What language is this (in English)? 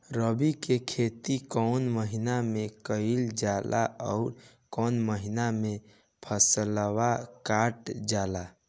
Bhojpuri